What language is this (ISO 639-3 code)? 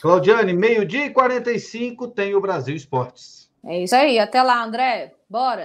por